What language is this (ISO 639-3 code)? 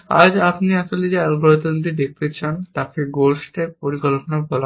ben